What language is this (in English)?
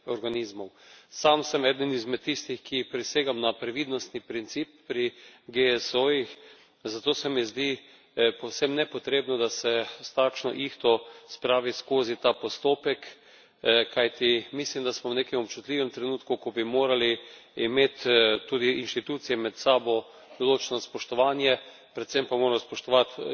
Slovenian